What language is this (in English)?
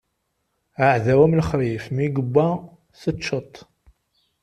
Kabyle